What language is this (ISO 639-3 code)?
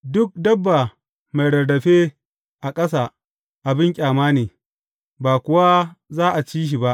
hau